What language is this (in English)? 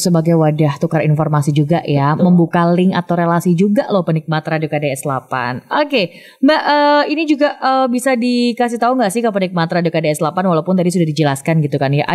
Indonesian